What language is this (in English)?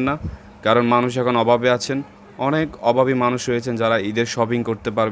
Turkish